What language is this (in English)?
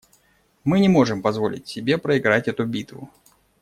Russian